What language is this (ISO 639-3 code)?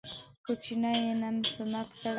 pus